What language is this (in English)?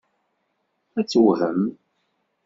Kabyle